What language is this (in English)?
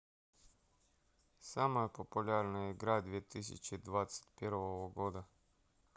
Russian